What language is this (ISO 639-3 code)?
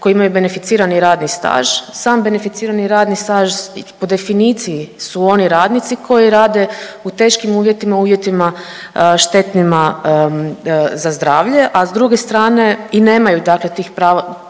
hrv